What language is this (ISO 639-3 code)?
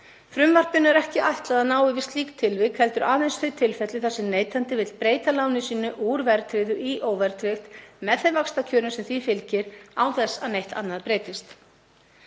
isl